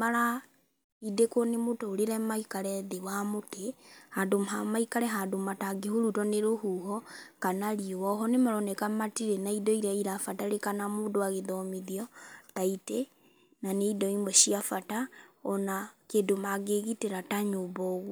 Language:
Kikuyu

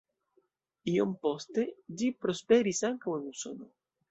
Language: Esperanto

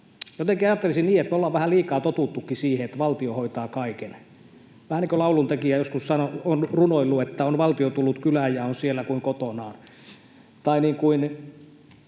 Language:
Finnish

